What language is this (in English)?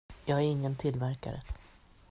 Swedish